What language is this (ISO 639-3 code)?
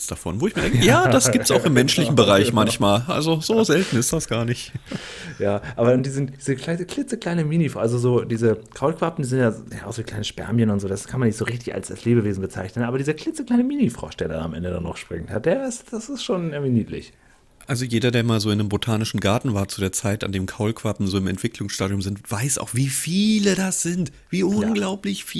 deu